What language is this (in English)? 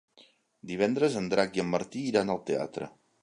Catalan